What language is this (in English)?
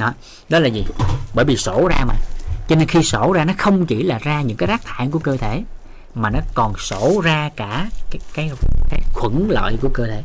Vietnamese